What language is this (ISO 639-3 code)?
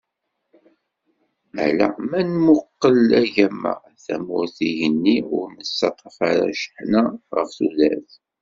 kab